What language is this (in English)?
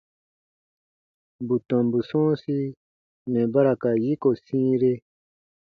Baatonum